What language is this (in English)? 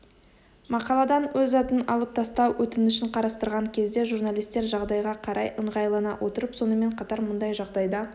Kazakh